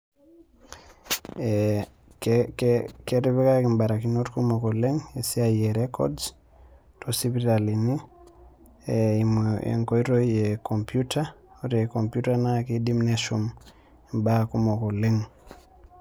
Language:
Masai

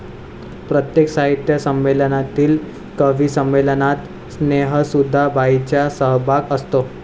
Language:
Marathi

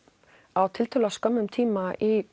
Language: Icelandic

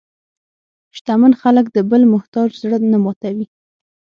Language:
Pashto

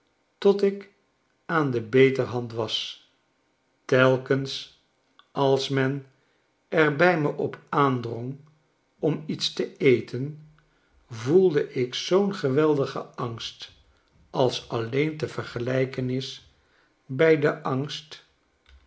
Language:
Dutch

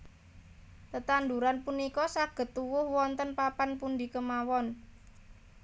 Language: Javanese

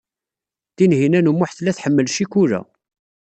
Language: Kabyle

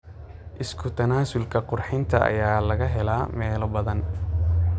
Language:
Somali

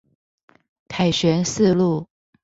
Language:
Chinese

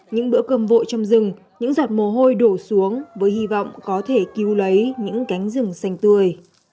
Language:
Vietnamese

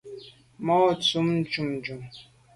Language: Medumba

